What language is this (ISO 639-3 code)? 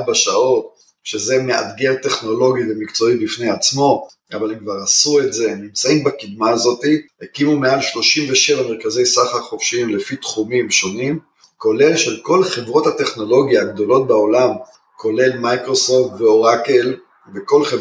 heb